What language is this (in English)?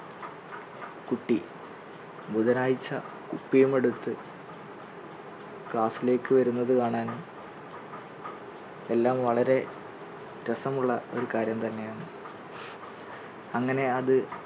Malayalam